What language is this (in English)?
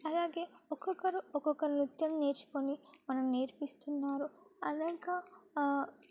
Telugu